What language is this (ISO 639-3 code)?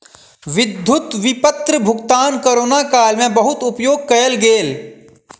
mai